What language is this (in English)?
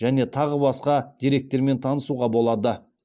Kazakh